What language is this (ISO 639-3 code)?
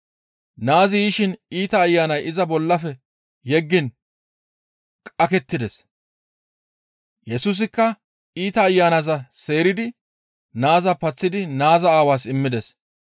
gmv